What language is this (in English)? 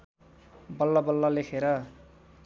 Nepali